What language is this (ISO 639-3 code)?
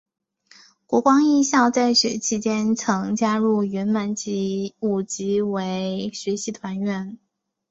zho